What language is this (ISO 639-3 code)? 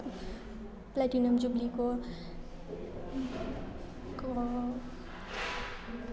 nep